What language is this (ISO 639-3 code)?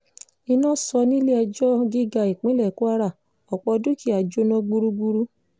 yor